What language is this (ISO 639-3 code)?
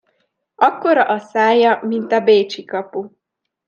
hun